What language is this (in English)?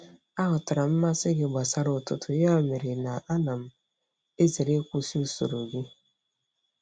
Igbo